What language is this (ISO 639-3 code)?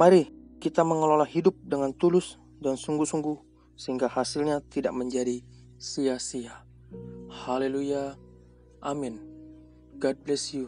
ind